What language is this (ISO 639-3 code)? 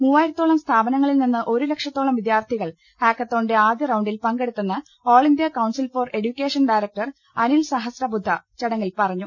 mal